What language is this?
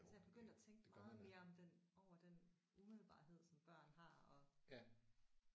Danish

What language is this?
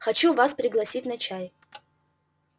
Russian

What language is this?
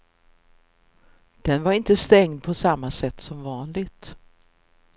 Swedish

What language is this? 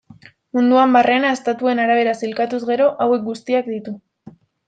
Basque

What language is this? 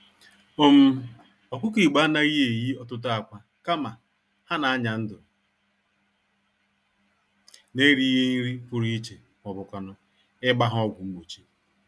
Igbo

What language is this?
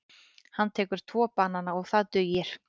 Icelandic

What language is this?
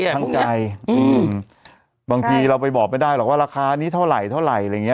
Thai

